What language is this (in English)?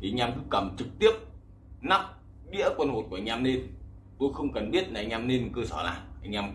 Vietnamese